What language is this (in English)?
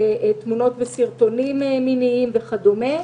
Hebrew